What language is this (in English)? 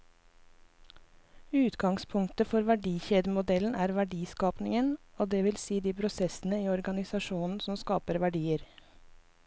Norwegian